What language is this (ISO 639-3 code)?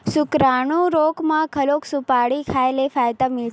hne